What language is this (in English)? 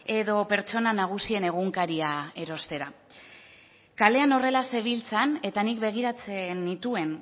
Basque